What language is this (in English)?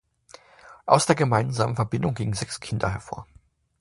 German